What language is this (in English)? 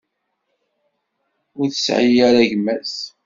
Kabyle